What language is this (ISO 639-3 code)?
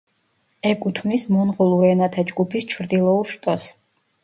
kat